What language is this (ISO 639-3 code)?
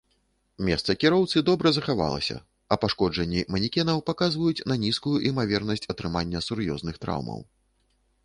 bel